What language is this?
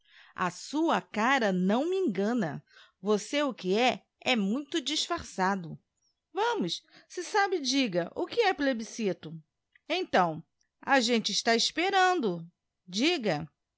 Portuguese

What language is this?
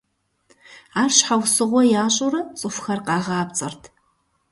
Kabardian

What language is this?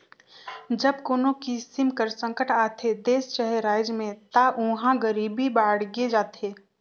Chhattisgarhi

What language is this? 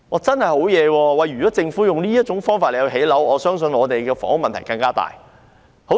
Cantonese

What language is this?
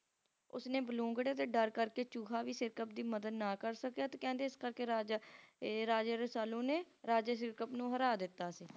Punjabi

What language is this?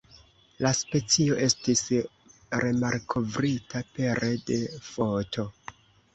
Esperanto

